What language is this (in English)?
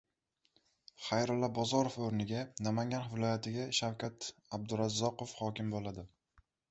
Uzbek